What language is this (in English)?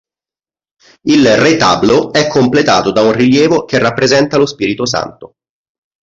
Italian